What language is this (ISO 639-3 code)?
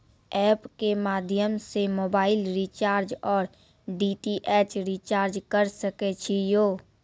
mai